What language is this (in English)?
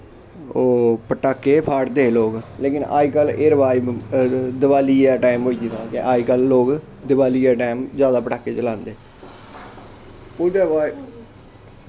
Dogri